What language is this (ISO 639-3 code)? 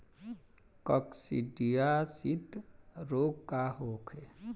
bho